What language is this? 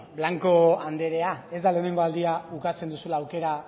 Basque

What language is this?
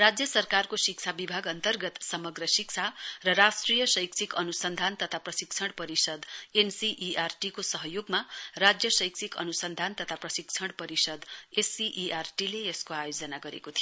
Nepali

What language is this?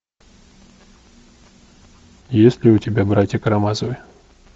Russian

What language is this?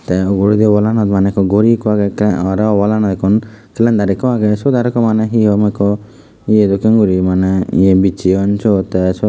Chakma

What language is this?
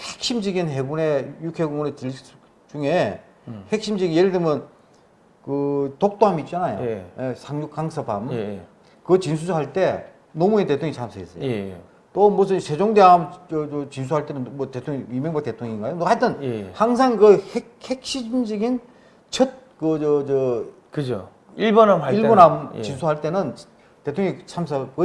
Korean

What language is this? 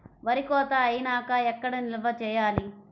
Telugu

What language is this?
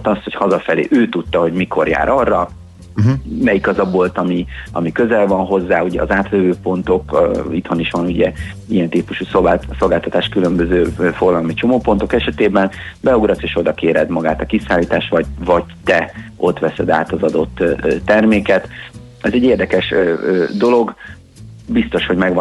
Hungarian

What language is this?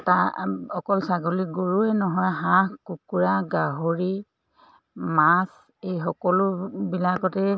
Assamese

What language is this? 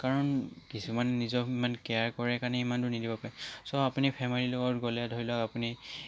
Assamese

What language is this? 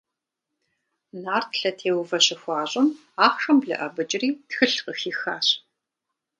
Kabardian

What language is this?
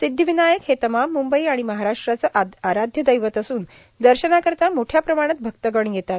Marathi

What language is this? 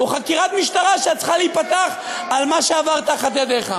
Hebrew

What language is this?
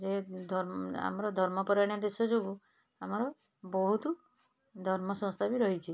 Odia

